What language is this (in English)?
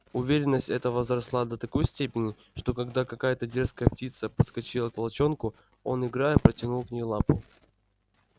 Russian